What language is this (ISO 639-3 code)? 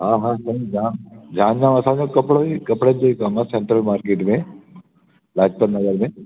snd